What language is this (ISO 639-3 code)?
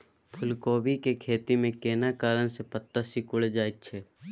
mai